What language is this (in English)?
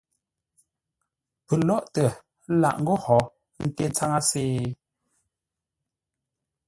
Ngombale